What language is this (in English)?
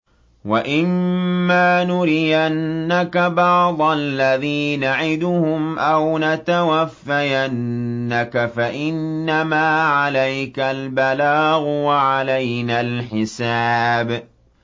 Arabic